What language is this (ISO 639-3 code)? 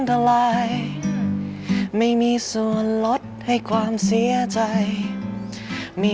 tha